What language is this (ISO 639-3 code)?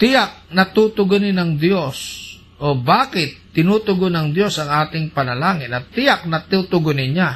fil